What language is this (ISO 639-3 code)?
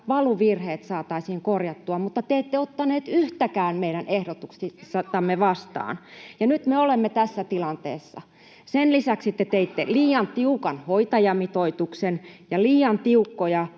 fin